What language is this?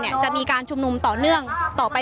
Thai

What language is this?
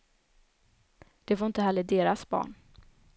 Swedish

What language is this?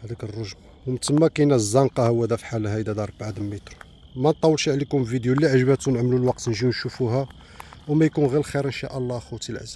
Arabic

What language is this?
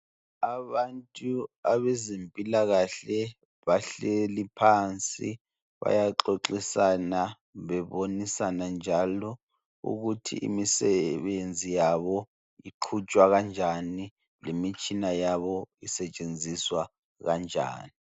North Ndebele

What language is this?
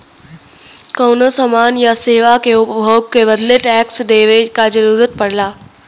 Bhojpuri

